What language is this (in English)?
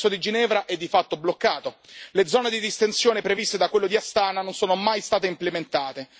Italian